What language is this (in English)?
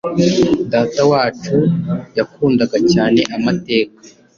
Kinyarwanda